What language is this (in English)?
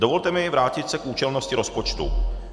Czech